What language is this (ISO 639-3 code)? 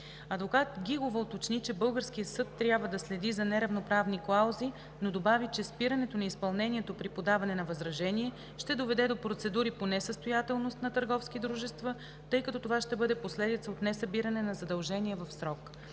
bul